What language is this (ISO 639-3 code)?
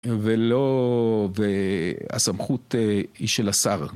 heb